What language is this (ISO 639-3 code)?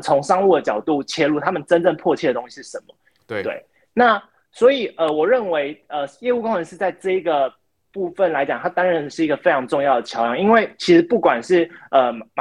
zho